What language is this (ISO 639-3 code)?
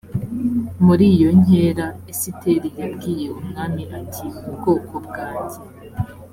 kin